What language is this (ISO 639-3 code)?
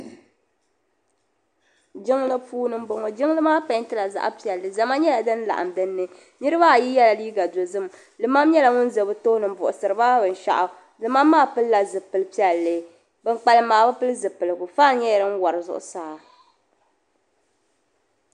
dag